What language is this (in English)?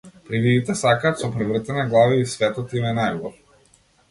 Macedonian